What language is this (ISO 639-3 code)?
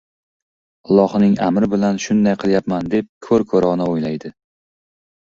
uzb